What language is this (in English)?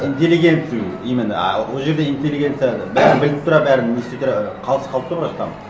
Kazakh